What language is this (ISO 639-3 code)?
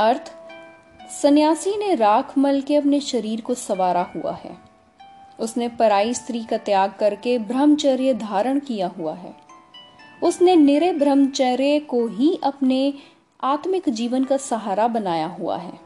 hin